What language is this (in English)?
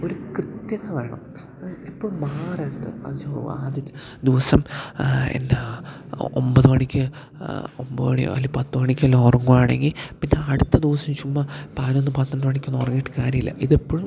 Malayalam